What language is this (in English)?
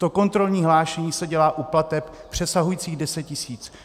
Czech